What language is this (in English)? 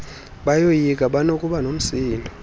Xhosa